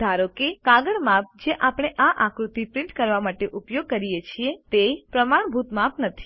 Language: Gujarati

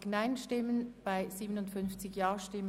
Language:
Swiss German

